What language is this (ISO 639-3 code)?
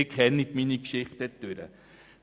gsw